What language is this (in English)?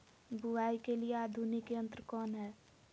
Magahi